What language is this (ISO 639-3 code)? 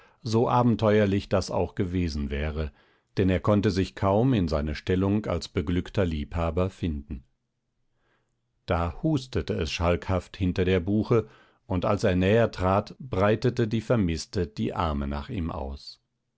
deu